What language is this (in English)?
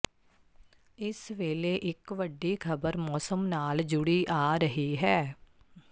Punjabi